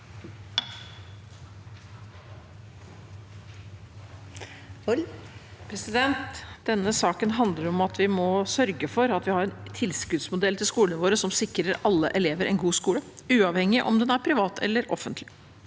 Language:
Norwegian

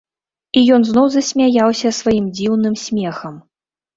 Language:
Belarusian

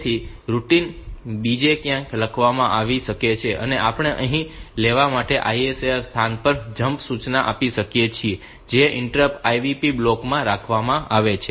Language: Gujarati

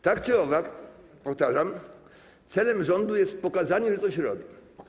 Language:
Polish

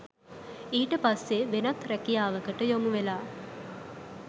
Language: Sinhala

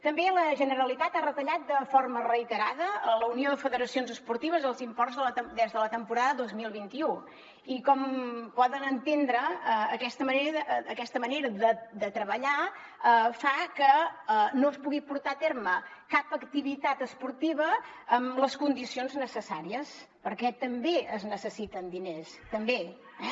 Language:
Catalan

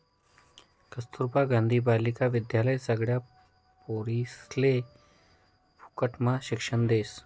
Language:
Marathi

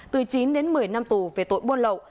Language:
Vietnamese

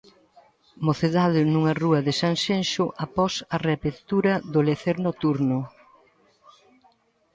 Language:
Galician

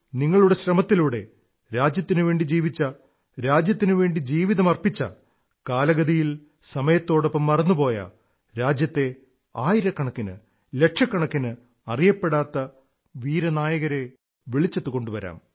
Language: Malayalam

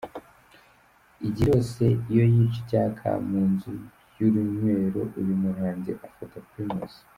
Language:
Kinyarwanda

